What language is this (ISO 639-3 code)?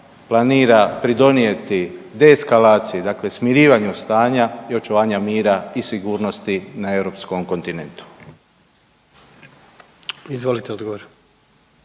hrv